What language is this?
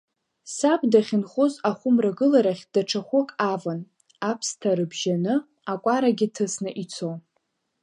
Abkhazian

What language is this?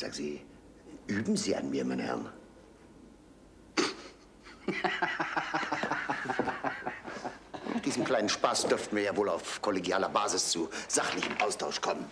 German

